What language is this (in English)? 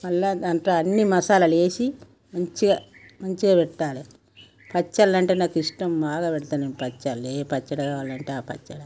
Telugu